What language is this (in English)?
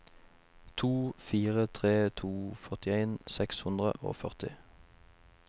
Norwegian